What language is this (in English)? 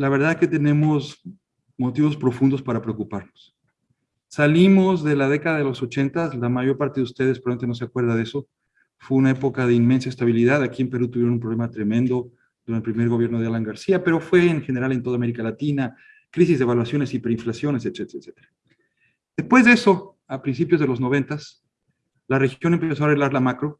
Spanish